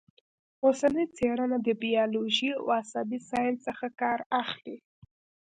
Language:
Pashto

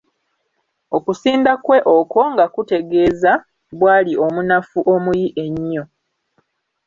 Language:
Ganda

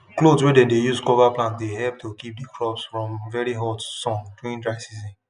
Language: Nigerian Pidgin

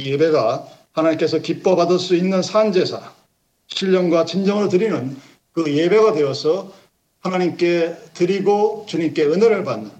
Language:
Korean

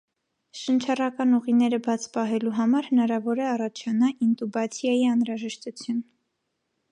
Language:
Armenian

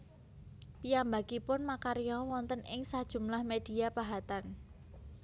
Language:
Javanese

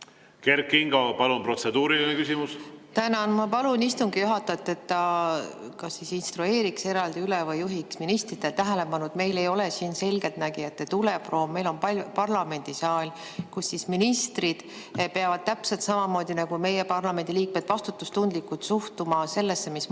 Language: Estonian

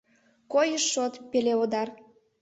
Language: Mari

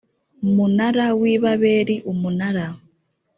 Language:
Kinyarwanda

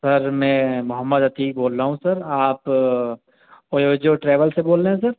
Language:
Urdu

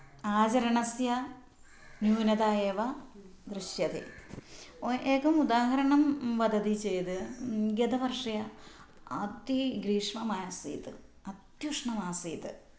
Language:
Sanskrit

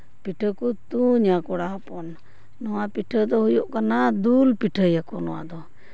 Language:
Santali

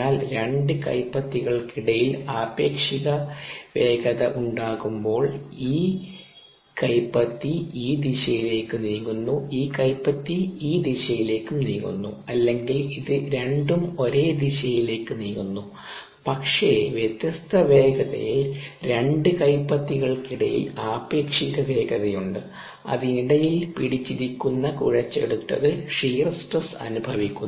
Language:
Malayalam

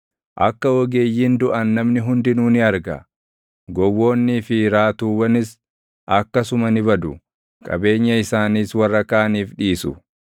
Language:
Oromo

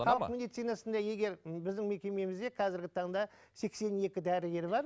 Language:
Kazakh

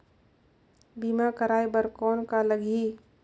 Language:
Chhattisgarhi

